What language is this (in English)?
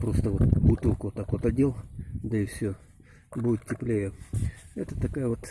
Russian